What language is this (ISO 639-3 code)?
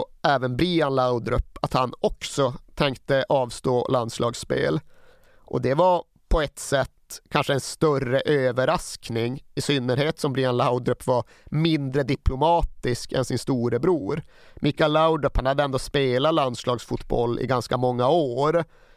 swe